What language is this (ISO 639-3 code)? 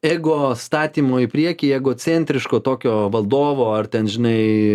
lit